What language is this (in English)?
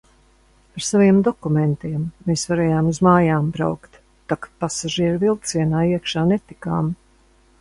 Latvian